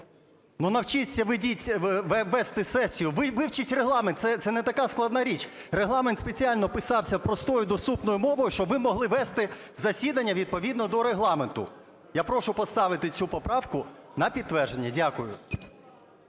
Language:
Ukrainian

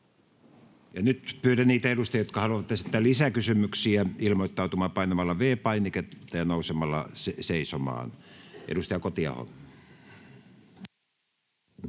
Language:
Finnish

